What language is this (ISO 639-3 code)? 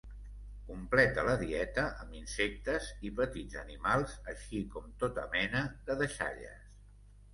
cat